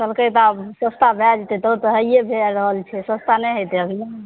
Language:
Maithili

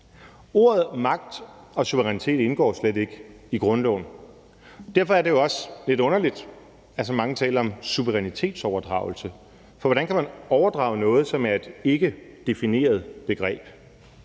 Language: Danish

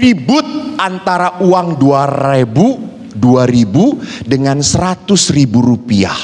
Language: Indonesian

